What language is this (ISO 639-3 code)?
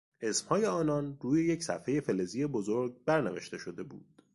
fas